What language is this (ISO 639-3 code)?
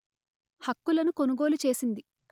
tel